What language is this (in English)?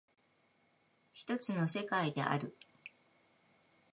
Japanese